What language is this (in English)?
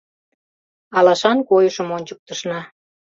Mari